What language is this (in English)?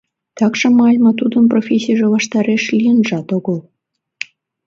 Mari